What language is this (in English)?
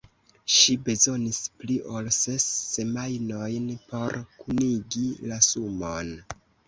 Esperanto